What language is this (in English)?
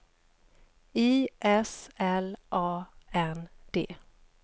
Swedish